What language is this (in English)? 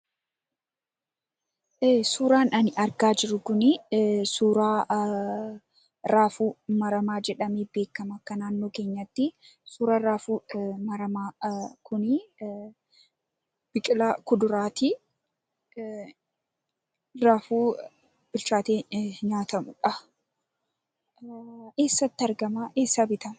Oromo